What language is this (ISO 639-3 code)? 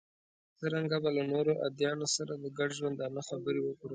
pus